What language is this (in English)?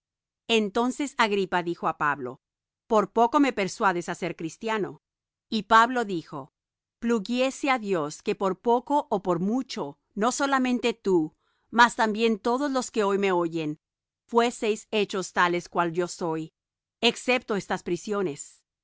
Spanish